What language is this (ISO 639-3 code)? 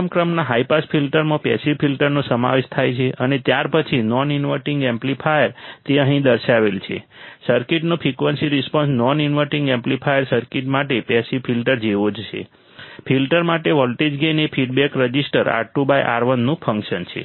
guj